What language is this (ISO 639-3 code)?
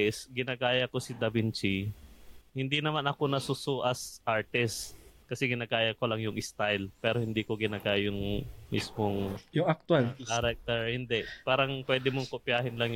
fil